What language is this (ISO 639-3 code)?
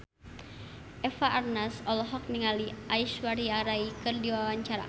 sun